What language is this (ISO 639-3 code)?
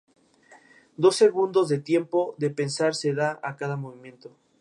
spa